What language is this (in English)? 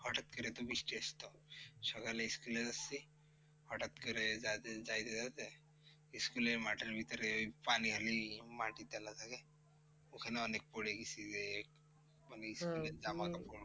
Bangla